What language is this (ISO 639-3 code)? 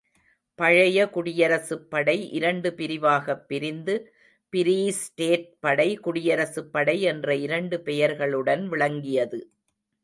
tam